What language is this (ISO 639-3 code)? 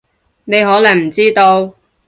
yue